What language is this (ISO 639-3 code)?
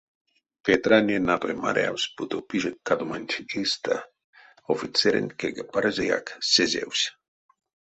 myv